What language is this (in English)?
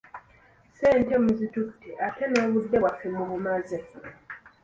Ganda